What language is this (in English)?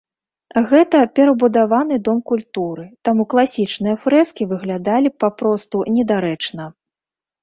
Belarusian